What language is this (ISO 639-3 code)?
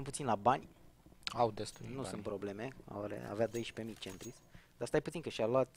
ron